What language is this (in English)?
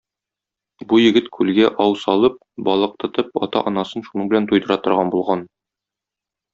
Tatar